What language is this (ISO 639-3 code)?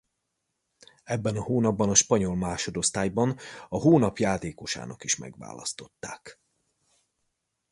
hun